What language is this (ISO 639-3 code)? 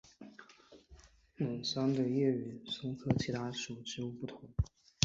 zho